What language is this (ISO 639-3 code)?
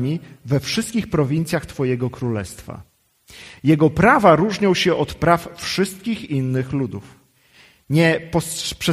pol